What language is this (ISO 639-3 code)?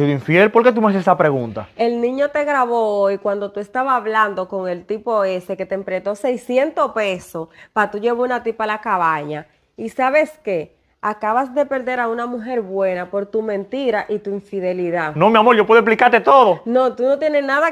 spa